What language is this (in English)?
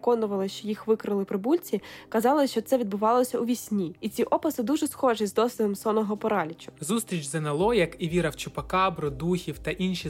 Ukrainian